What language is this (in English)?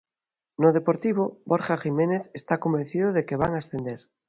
Galician